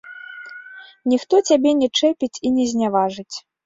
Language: Belarusian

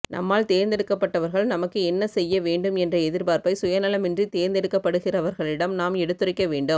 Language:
Tamil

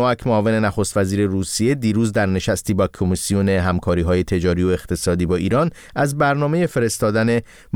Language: Persian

